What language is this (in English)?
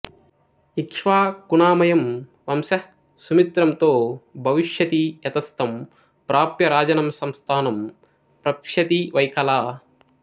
Telugu